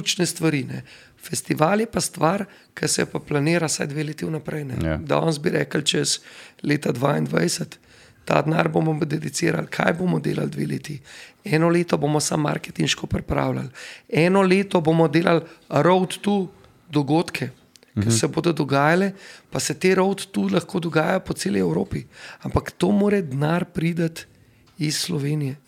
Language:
Slovak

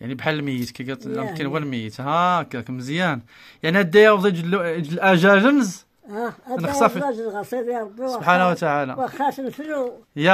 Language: Arabic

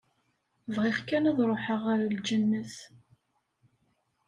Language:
Kabyle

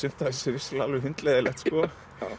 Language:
Icelandic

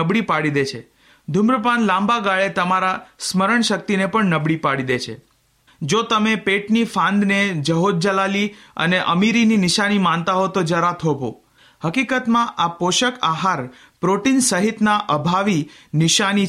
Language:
Hindi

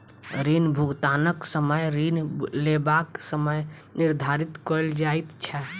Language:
Maithili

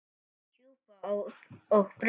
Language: Icelandic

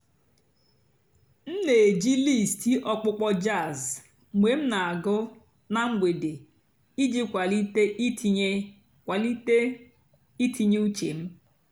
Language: Igbo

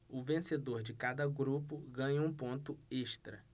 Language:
Portuguese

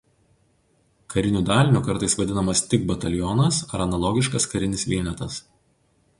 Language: Lithuanian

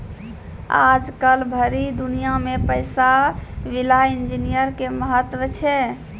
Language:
Maithili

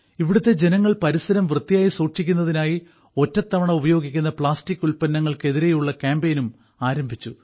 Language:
Malayalam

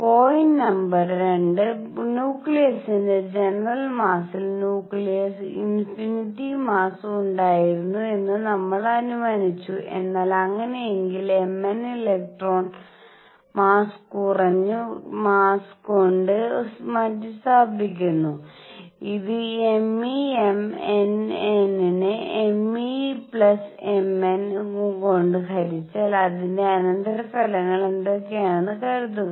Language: Malayalam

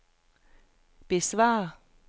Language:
Danish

